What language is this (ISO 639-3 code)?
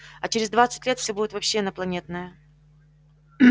rus